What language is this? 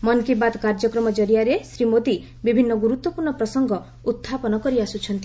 Odia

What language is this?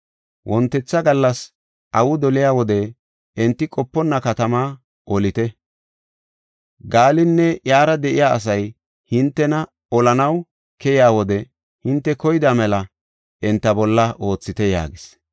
Gofa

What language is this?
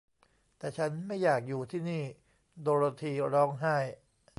Thai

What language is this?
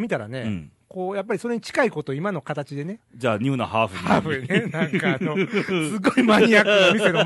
Japanese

